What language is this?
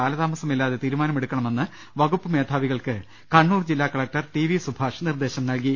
Malayalam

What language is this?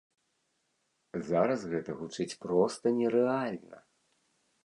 Belarusian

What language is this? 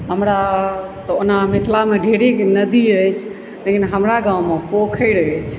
Maithili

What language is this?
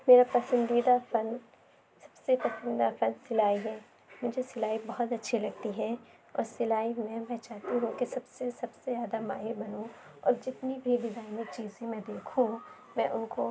Urdu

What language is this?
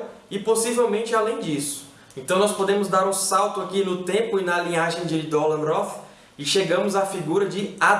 Portuguese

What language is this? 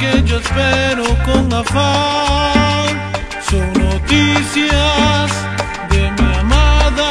Romanian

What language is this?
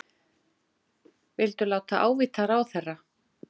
Icelandic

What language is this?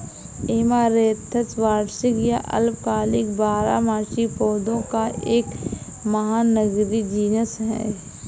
Hindi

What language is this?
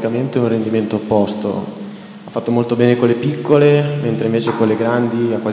Italian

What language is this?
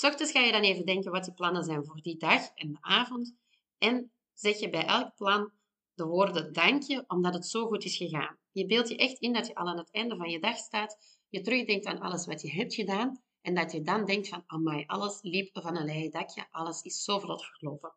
Dutch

